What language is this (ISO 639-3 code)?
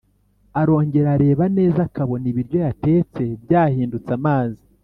kin